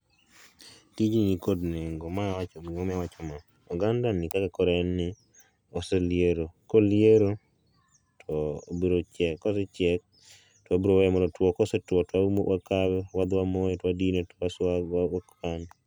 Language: Luo (Kenya and Tanzania)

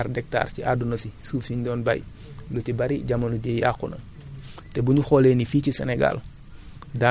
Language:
Wolof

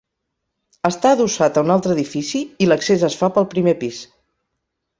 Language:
Catalan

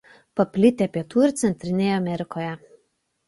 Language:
Lithuanian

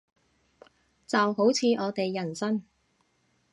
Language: Cantonese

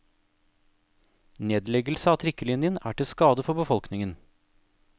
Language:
Norwegian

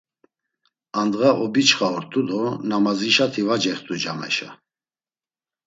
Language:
Laz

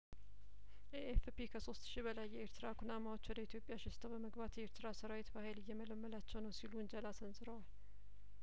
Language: Amharic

